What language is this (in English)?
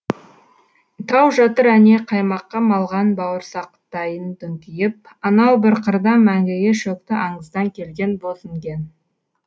Kazakh